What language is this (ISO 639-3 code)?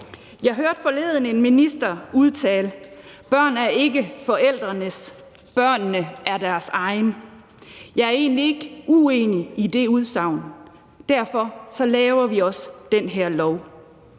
dan